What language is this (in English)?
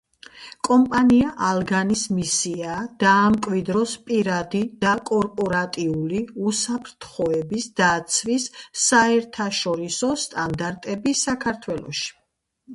Georgian